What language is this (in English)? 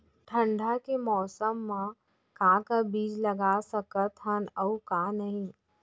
Chhattisgarhi